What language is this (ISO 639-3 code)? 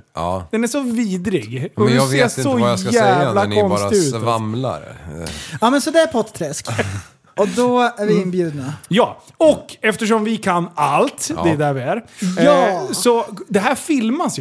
swe